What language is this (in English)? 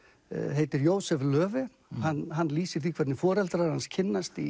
Icelandic